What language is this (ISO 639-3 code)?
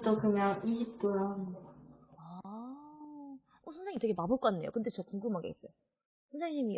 kor